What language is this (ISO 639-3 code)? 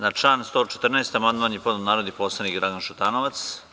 srp